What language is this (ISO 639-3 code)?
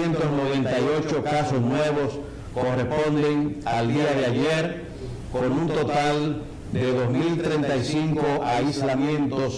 spa